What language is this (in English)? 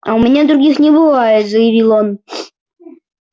Russian